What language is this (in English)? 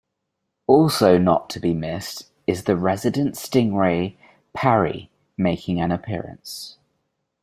English